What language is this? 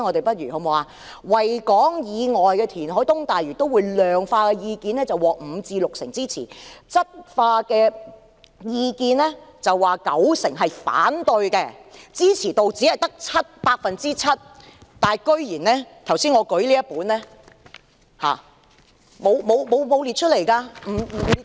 Cantonese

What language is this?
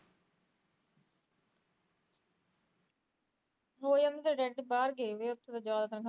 Punjabi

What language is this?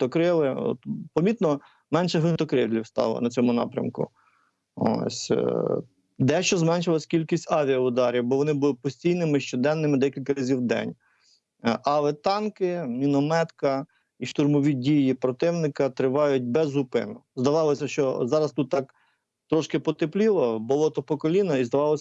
Ukrainian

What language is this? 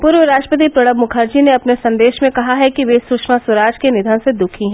Hindi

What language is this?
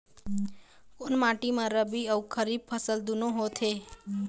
Chhattisgarhi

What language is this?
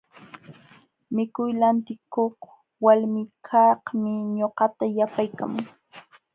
Jauja Wanca Quechua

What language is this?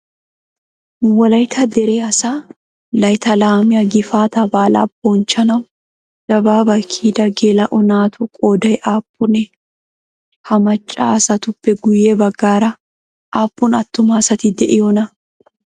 Wolaytta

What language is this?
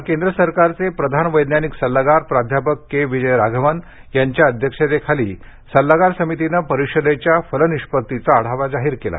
Marathi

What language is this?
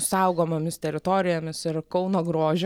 Lithuanian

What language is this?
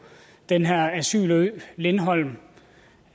Danish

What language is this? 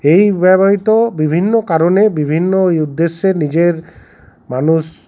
Bangla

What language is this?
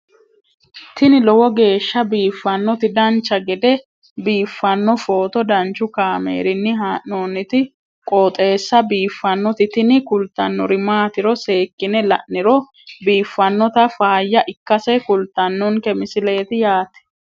Sidamo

